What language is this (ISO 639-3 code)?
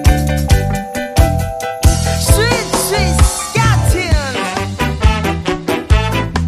kor